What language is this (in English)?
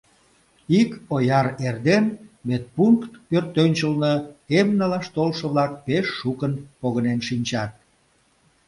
Mari